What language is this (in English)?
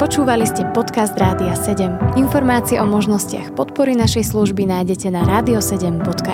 Slovak